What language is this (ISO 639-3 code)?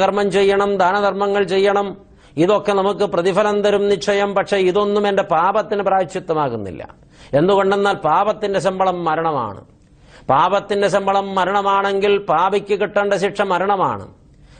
mal